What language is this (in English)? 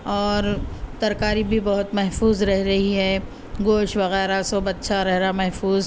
Urdu